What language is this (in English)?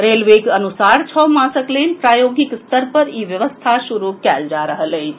Maithili